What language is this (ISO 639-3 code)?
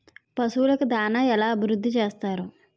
tel